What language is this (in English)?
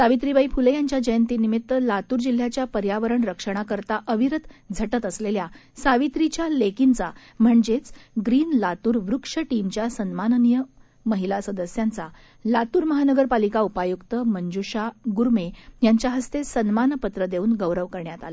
Marathi